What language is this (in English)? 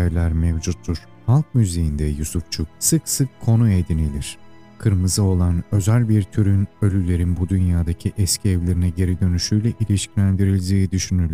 Turkish